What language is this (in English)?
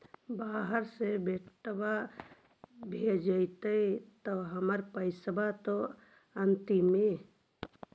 Magahi